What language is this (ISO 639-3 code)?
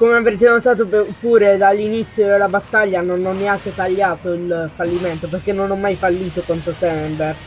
ita